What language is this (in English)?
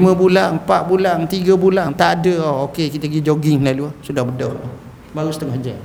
Malay